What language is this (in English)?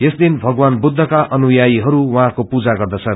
Nepali